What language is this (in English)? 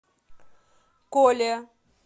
Russian